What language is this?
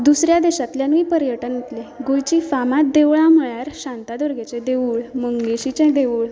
Konkani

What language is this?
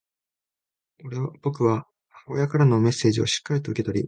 Japanese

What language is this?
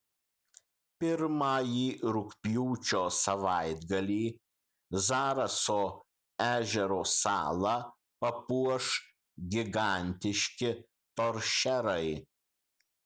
Lithuanian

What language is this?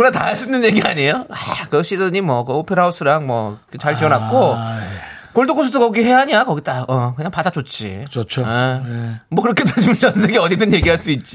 Korean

